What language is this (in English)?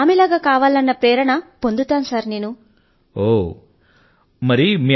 Telugu